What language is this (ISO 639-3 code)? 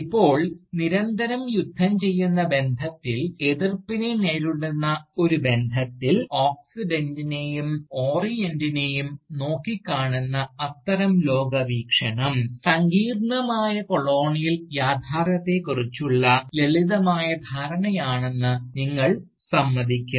mal